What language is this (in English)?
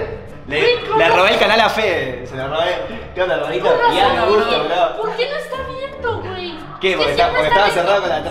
Spanish